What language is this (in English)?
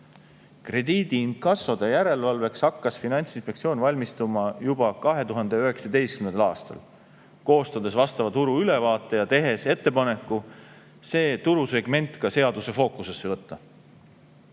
Estonian